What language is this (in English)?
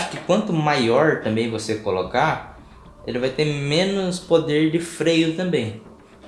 Portuguese